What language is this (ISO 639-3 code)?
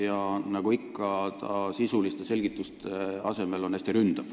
est